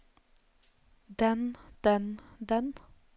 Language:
Norwegian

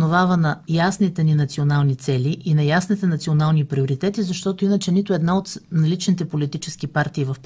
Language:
Bulgarian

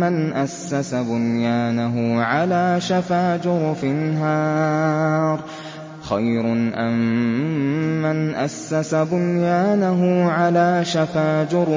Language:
Arabic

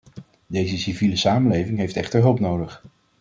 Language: Dutch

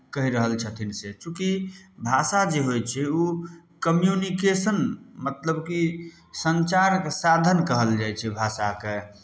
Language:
Maithili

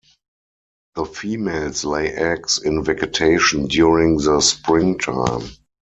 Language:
English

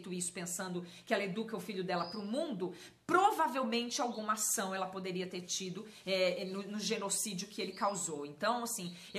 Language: Portuguese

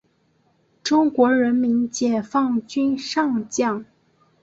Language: Chinese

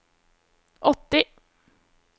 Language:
Norwegian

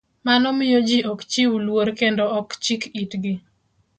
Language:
Luo (Kenya and Tanzania)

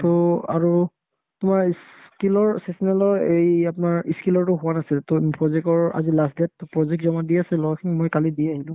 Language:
Assamese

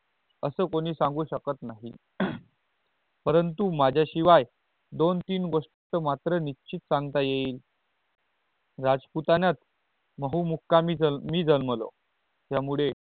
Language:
Marathi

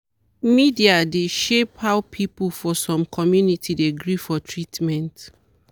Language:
Nigerian Pidgin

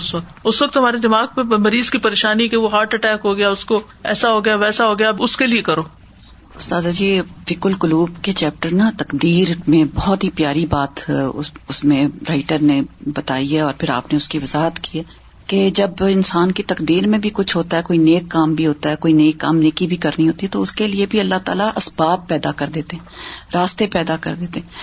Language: Urdu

